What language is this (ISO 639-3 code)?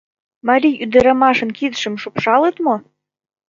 chm